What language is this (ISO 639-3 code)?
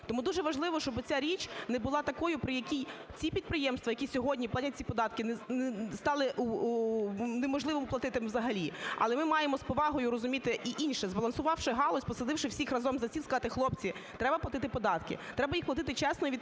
ukr